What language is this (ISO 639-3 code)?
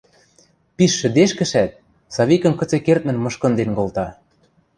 mrj